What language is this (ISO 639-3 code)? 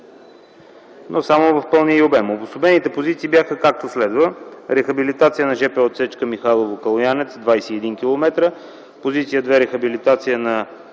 bul